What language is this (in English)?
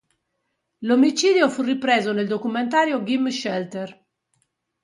Italian